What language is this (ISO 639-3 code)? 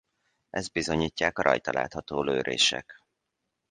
hun